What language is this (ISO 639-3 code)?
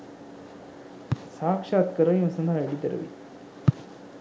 sin